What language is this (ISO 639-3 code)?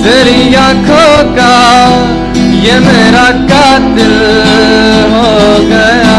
hin